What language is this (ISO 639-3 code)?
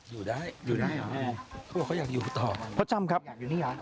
tha